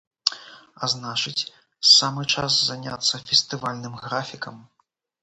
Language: Belarusian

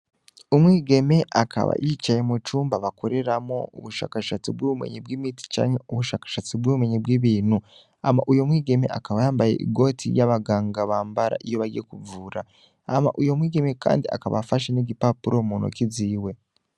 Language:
Rundi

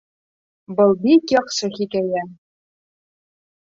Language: Bashkir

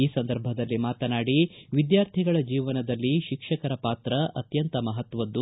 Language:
Kannada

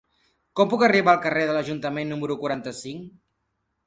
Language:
Catalan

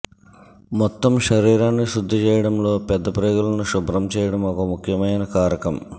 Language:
Telugu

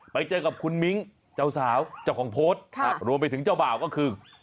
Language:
Thai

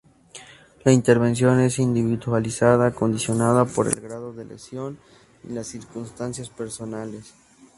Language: Spanish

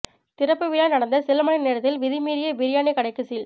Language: Tamil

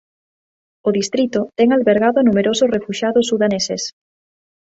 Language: Galician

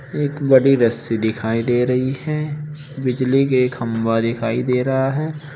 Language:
Hindi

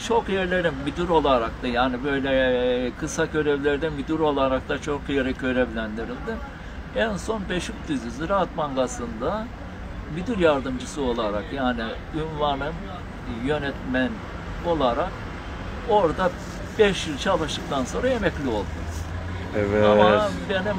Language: Turkish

